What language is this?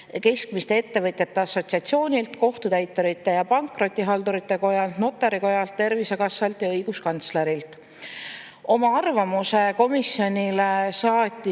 Estonian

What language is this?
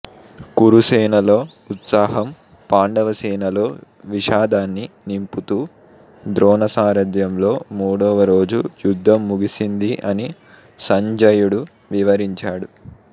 Telugu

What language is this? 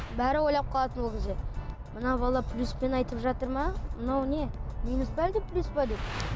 Kazakh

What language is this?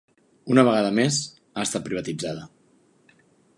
Catalan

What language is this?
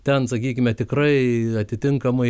Lithuanian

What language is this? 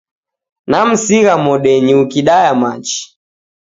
Taita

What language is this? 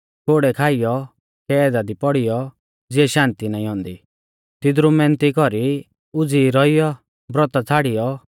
Mahasu Pahari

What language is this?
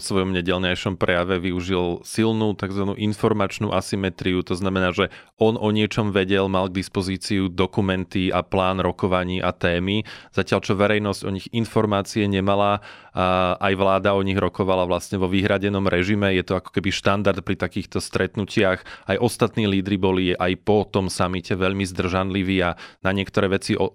Slovak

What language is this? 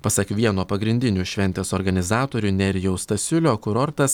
Lithuanian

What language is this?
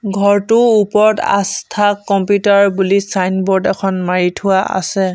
Assamese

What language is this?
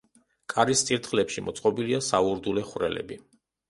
Georgian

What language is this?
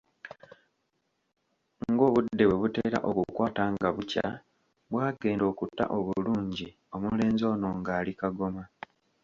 Ganda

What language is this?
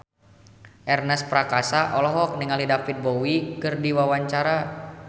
Sundanese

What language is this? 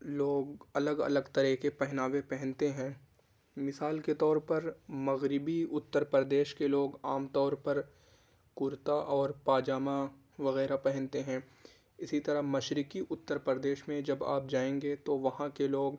Urdu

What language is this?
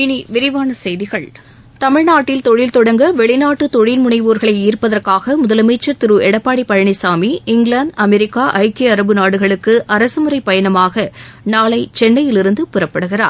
Tamil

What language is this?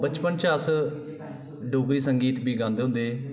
Dogri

